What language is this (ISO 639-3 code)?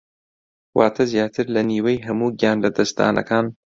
ckb